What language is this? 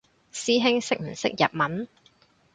Cantonese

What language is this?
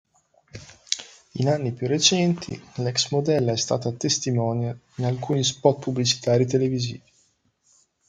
Italian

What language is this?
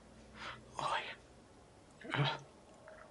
Welsh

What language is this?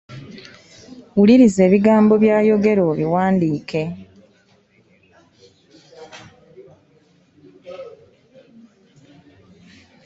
Ganda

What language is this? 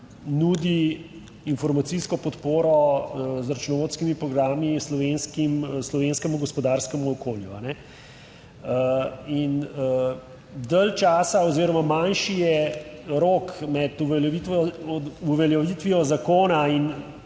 Slovenian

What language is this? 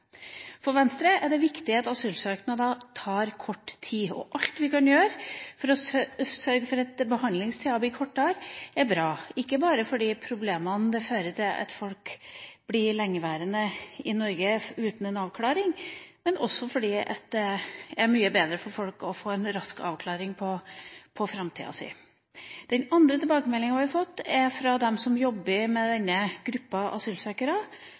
Norwegian Bokmål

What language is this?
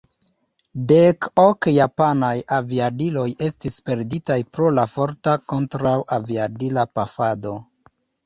Esperanto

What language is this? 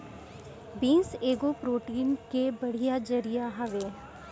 Bhojpuri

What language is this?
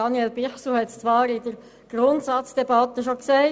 Swiss German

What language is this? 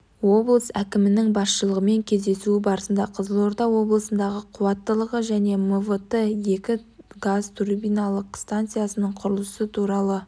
Kazakh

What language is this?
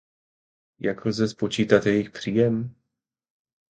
Czech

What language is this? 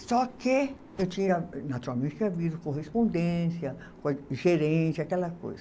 Portuguese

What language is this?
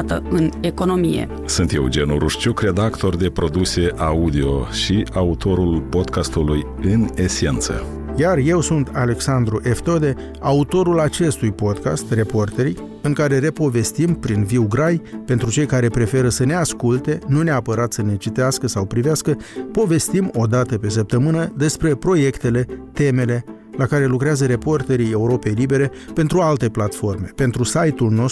Romanian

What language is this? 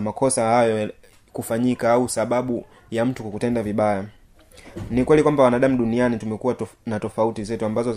Swahili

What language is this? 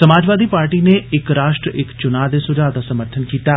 Dogri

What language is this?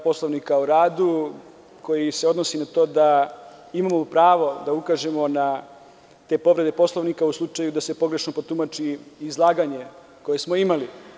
Serbian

